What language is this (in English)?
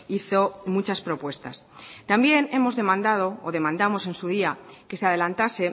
Spanish